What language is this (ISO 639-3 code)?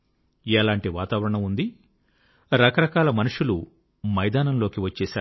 tel